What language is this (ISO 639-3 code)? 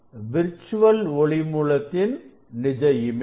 tam